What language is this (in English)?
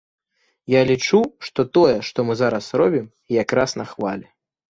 Belarusian